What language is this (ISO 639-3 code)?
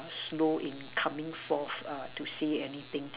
eng